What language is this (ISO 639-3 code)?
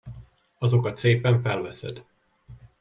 hun